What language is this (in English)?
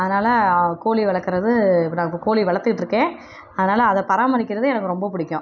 Tamil